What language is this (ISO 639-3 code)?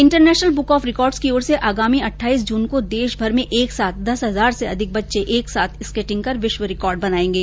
hin